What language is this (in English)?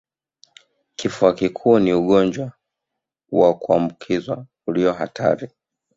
Swahili